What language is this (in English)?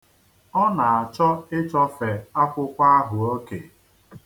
Igbo